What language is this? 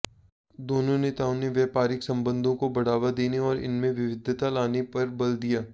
Hindi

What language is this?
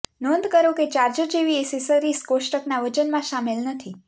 Gujarati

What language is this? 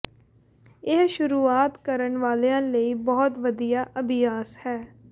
Punjabi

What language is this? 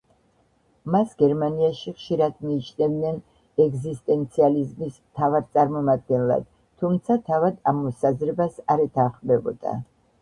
Georgian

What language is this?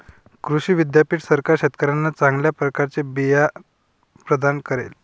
Marathi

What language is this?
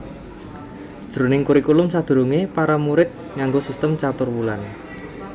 Javanese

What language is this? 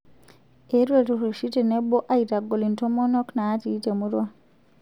Masai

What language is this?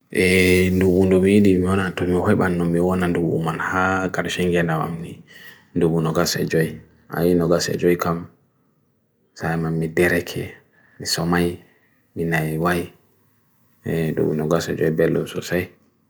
Bagirmi Fulfulde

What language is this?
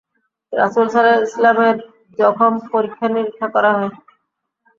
Bangla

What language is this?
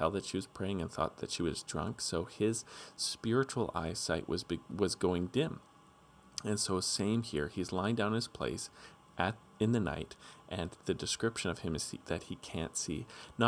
English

